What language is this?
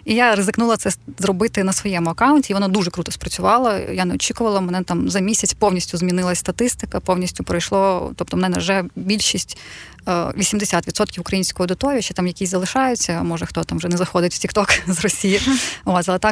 Ukrainian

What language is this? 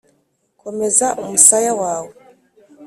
Kinyarwanda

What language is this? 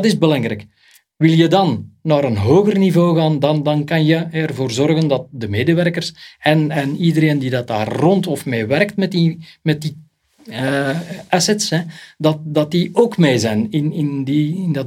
Dutch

